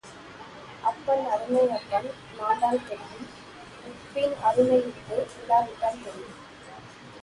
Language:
Tamil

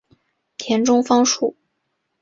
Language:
Chinese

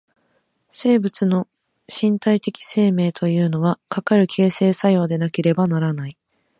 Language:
Japanese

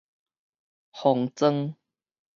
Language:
Min Nan Chinese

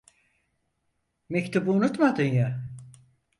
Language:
Turkish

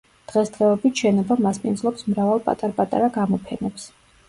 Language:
Georgian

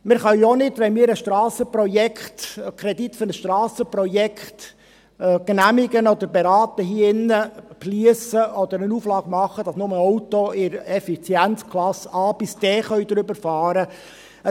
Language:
Swiss German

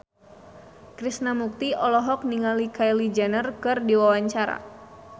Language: Sundanese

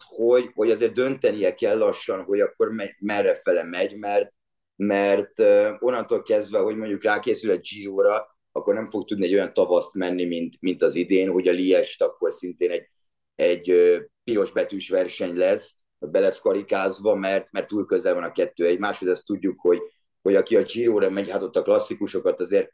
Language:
Hungarian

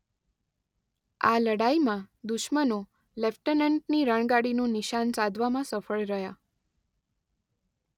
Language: Gujarati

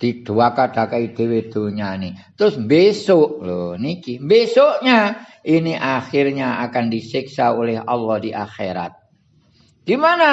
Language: Indonesian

